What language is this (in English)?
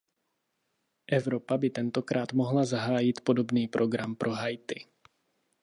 Czech